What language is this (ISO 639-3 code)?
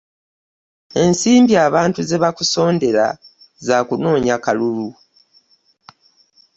lug